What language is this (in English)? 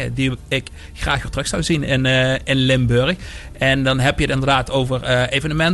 Dutch